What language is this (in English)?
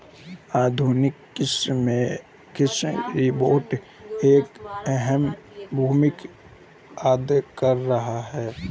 Hindi